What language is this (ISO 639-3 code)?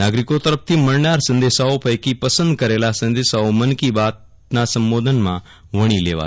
guj